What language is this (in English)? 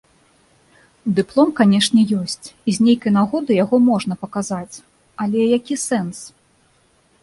Belarusian